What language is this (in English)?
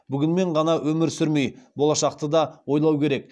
Kazakh